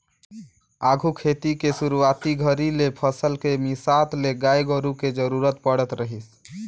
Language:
Chhattisgarhi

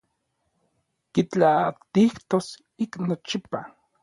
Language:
Orizaba Nahuatl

